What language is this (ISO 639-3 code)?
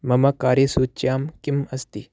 san